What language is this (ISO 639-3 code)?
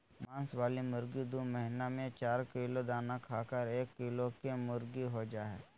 mag